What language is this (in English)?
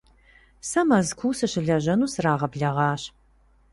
Kabardian